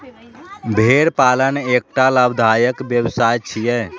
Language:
Maithili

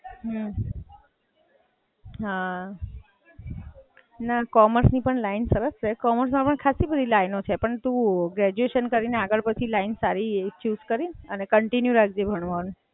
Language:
Gujarati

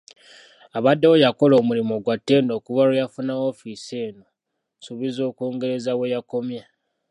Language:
Ganda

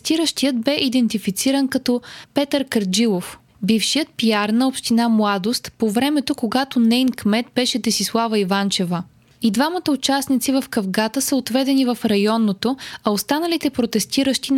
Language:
Bulgarian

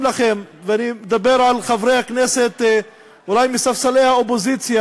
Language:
Hebrew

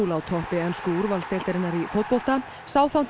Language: Icelandic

